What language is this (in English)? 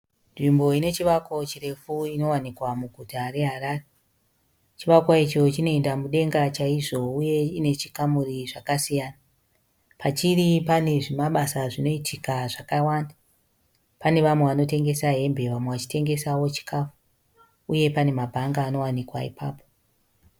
Shona